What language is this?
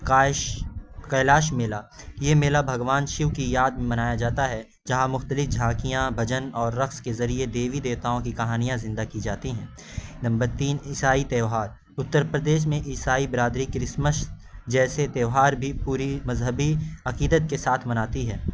Urdu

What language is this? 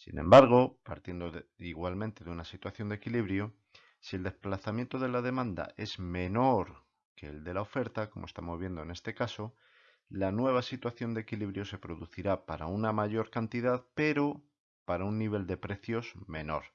Spanish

